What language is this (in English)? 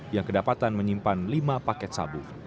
Indonesian